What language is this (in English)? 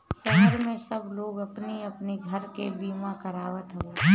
Bhojpuri